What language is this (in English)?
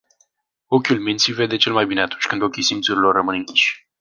Romanian